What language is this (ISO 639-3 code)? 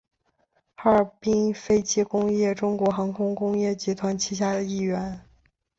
zho